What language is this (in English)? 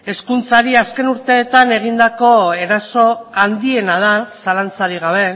Basque